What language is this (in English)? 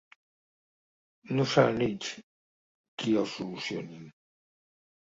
Catalan